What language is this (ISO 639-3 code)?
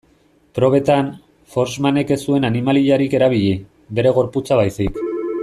eus